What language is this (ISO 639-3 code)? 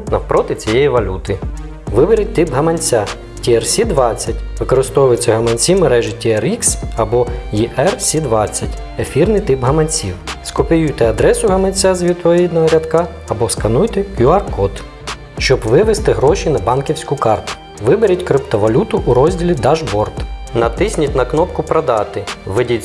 ukr